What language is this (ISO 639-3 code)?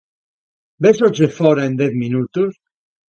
glg